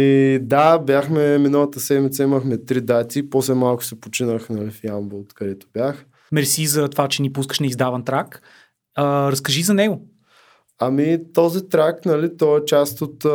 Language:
Bulgarian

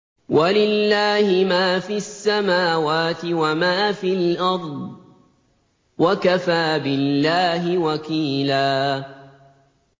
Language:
Arabic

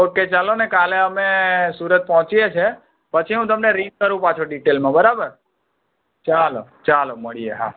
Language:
Gujarati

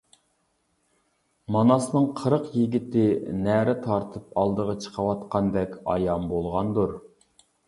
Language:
Uyghur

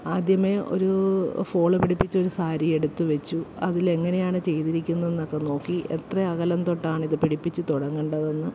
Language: Malayalam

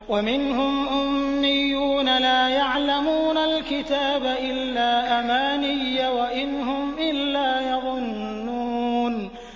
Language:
Arabic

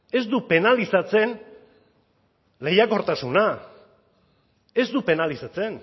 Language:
Basque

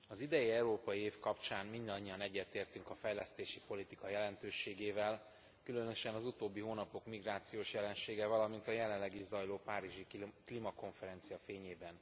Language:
Hungarian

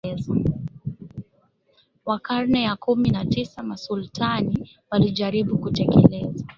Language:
Swahili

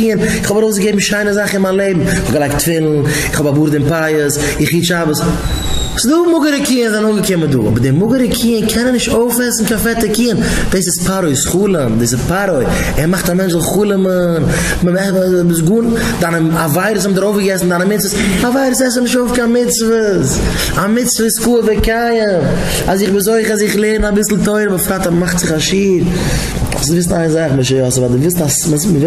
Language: Dutch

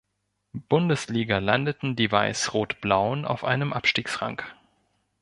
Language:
German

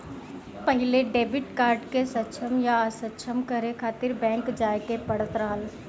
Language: Bhojpuri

